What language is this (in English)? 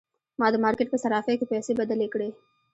Pashto